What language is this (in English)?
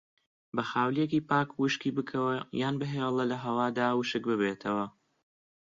Central Kurdish